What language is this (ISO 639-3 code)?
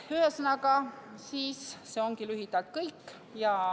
est